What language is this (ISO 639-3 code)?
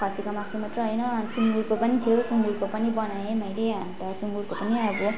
nep